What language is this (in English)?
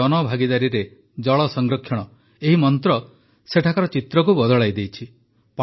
Odia